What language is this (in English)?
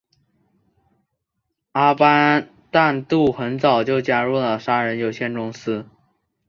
Chinese